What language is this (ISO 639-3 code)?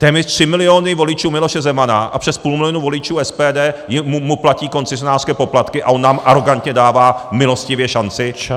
ces